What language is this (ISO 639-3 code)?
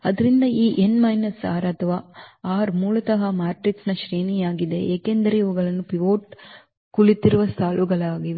kan